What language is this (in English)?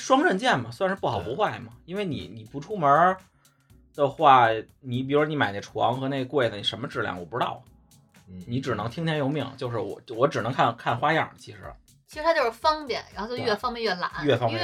Chinese